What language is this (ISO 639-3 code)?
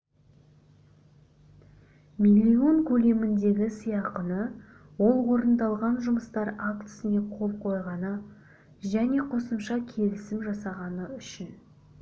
kaz